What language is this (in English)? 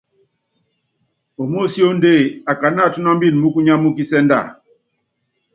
Yangben